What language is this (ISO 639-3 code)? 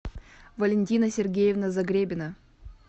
rus